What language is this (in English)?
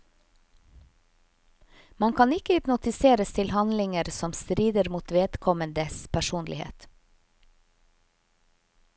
Norwegian